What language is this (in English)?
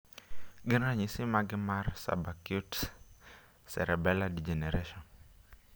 Luo (Kenya and Tanzania)